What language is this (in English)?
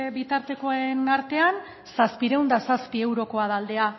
Basque